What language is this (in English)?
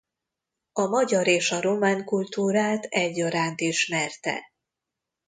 Hungarian